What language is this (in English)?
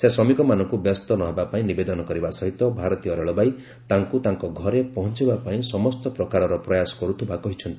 Odia